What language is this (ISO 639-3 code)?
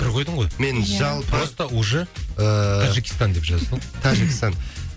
kaz